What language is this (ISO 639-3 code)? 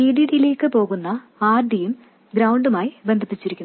mal